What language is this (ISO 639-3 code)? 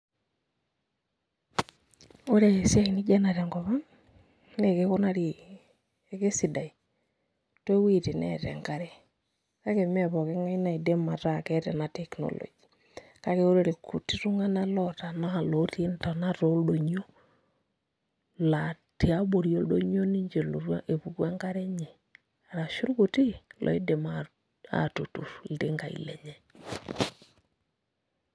mas